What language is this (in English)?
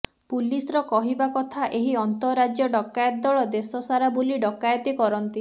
Odia